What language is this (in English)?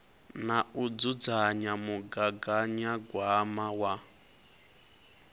Venda